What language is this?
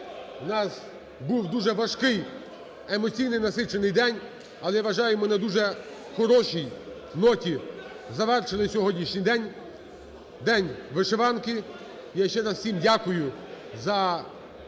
Ukrainian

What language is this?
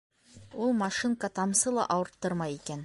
Bashkir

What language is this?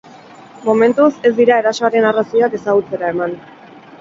Basque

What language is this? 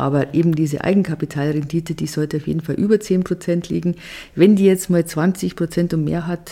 German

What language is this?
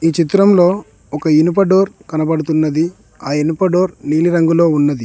Telugu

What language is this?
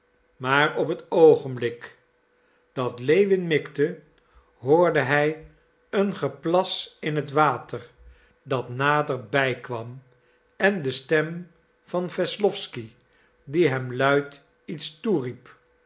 Dutch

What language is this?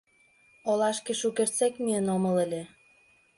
Mari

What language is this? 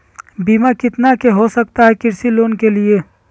Magahi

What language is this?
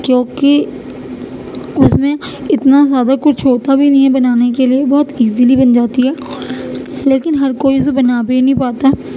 Urdu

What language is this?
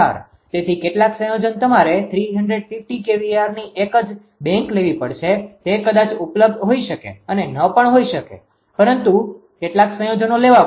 Gujarati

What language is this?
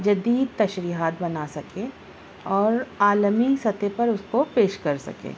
Urdu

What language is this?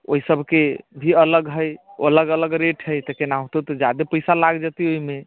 Maithili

